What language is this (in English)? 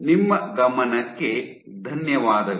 Kannada